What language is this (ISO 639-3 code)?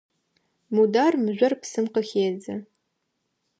ady